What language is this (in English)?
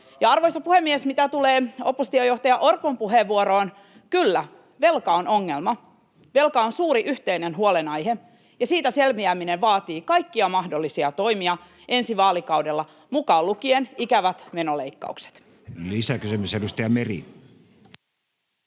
Finnish